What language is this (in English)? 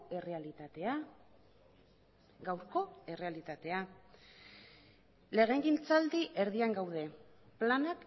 Basque